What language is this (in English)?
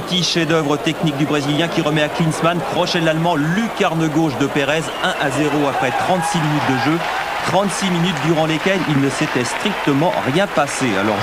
French